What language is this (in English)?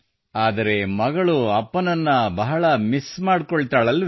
Kannada